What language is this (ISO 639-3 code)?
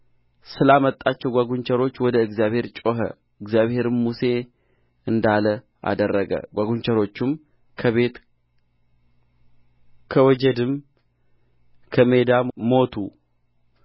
amh